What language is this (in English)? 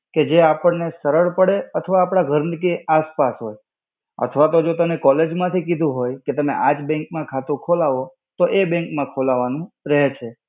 Gujarati